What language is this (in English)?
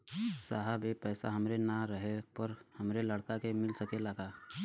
Bhojpuri